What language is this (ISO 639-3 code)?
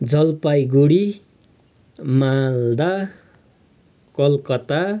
nep